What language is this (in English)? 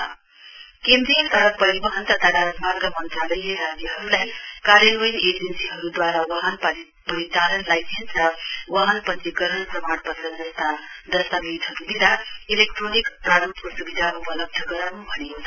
Nepali